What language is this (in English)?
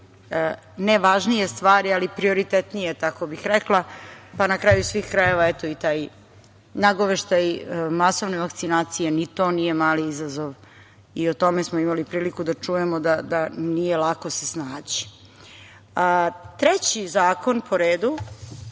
Serbian